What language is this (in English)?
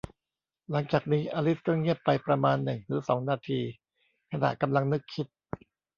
Thai